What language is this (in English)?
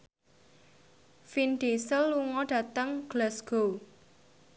Javanese